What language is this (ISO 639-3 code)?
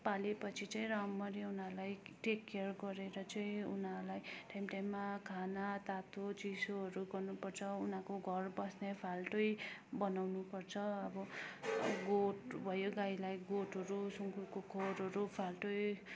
nep